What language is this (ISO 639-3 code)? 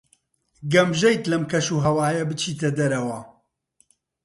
ckb